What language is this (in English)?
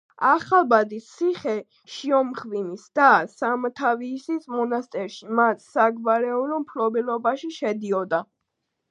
Georgian